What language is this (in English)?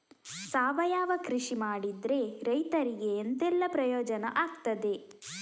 Kannada